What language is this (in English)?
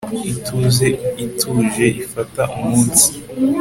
Kinyarwanda